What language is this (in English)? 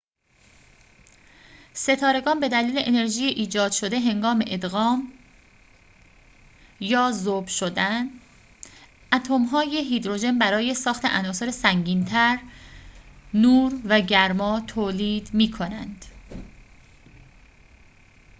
Persian